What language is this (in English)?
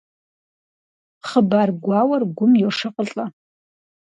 Kabardian